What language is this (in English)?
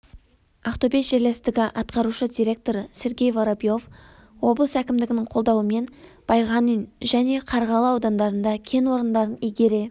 Kazakh